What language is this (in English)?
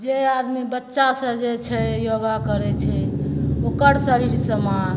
Maithili